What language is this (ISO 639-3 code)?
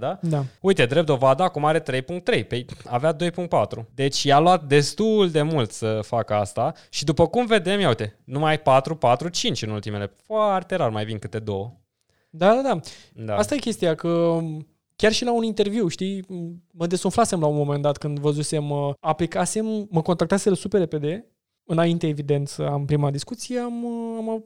ron